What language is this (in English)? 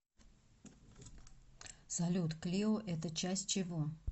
Russian